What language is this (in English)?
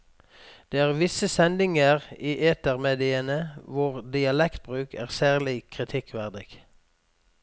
Norwegian